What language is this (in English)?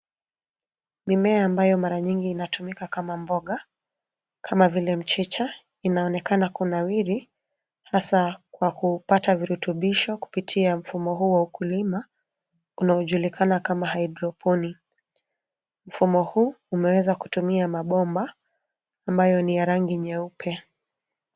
Swahili